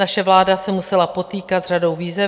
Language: Czech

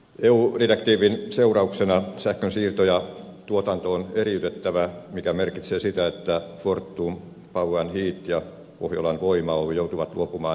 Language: Finnish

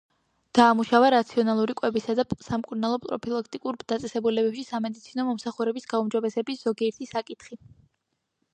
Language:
Georgian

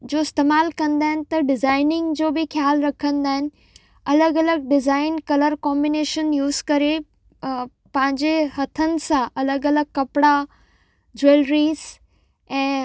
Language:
Sindhi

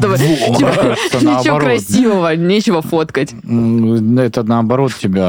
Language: Russian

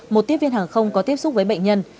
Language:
Vietnamese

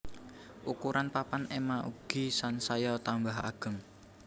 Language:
Javanese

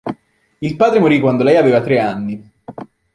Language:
Italian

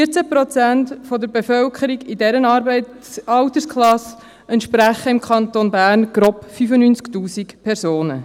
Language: Swiss German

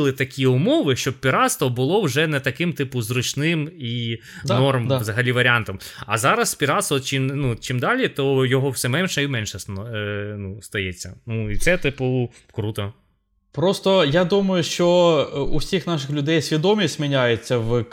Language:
Ukrainian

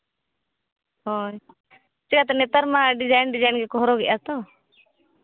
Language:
Santali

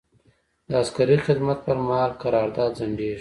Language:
Pashto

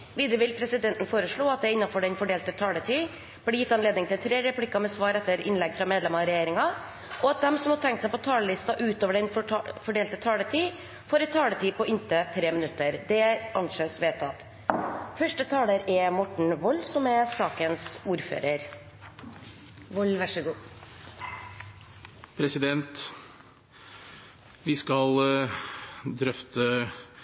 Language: Norwegian Bokmål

